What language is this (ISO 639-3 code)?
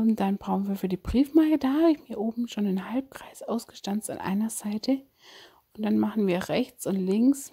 deu